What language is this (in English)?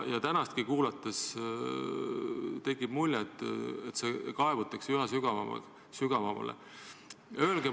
Estonian